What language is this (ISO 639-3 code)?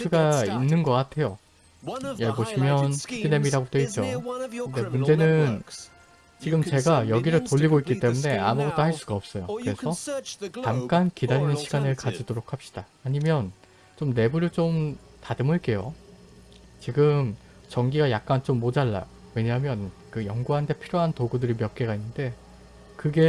kor